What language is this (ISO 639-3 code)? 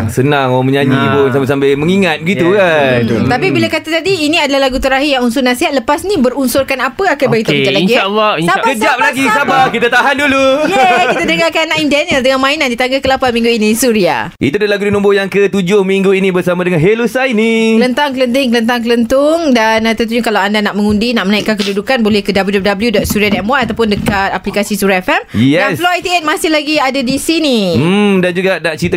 msa